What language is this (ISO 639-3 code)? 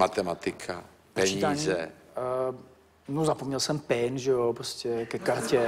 ces